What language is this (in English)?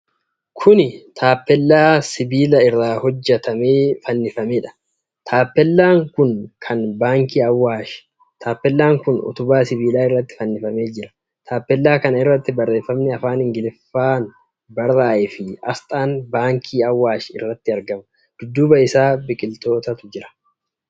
Oromo